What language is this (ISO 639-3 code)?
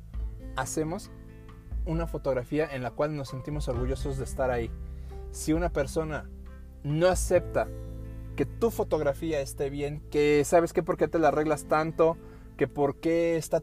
spa